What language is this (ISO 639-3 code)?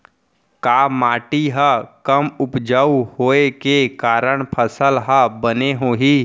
hne